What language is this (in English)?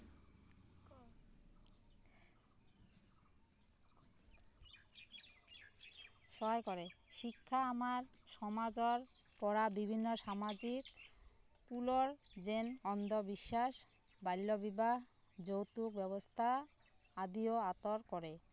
Assamese